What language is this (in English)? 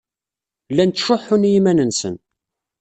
Kabyle